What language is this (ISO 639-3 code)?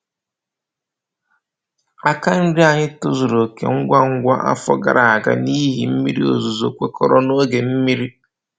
ibo